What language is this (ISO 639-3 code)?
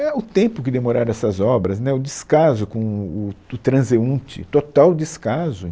por